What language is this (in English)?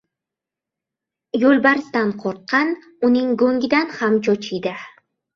Uzbek